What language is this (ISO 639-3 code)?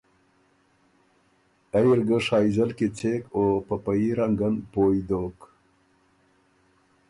oru